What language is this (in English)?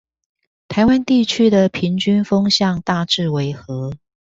Chinese